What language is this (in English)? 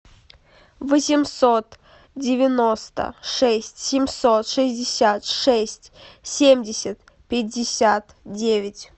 Russian